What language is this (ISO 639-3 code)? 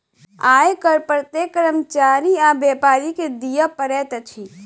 mai